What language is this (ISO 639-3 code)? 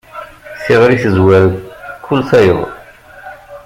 kab